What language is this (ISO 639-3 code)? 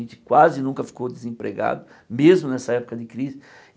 por